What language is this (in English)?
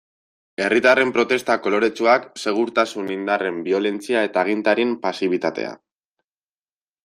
Basque